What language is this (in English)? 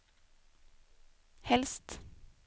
Swedish